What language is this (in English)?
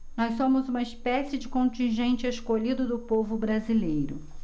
Portuguese